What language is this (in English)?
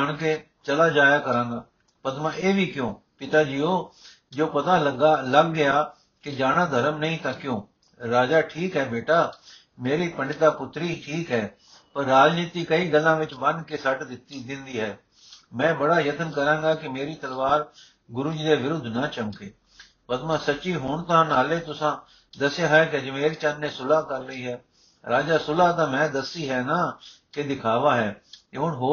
Punjabi